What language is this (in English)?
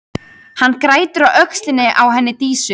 Icelandic